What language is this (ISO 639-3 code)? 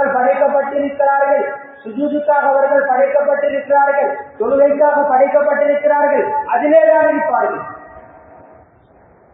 ara